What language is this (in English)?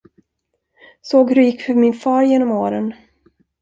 Swedish